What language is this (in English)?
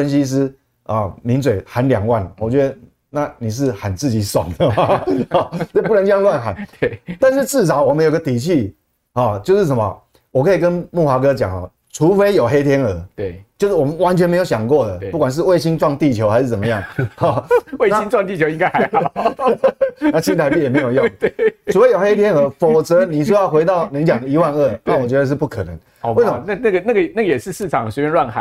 Chinese